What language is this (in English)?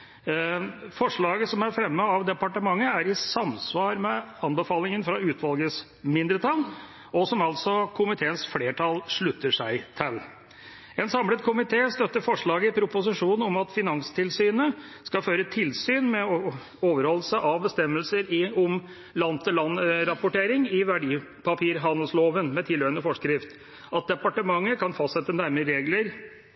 Norwegian Bokmål